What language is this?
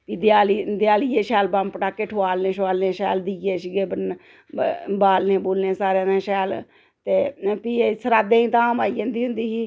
Dogri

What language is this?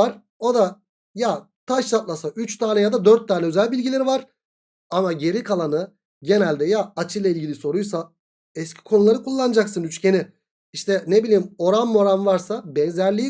Turkish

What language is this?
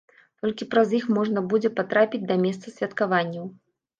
Belarusian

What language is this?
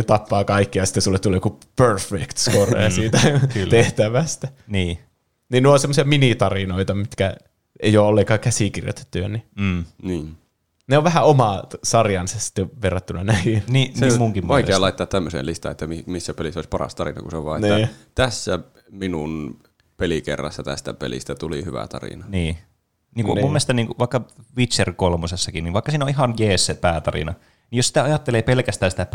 Finnish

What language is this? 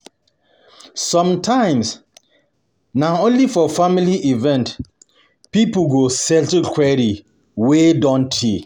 Nigerian Pidgin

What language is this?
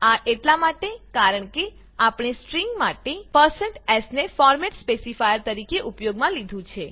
Gujarati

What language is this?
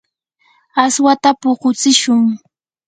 Yanahuanca Pasco Quechua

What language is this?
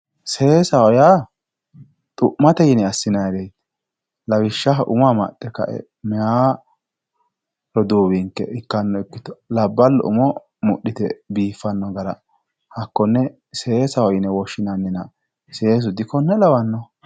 Sidamo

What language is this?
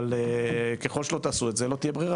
Hebrew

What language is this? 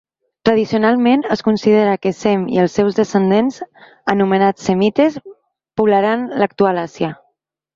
Catalan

